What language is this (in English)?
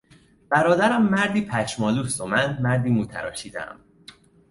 Persian